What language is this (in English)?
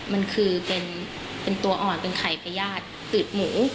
Thai